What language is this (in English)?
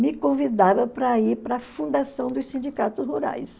Portuguese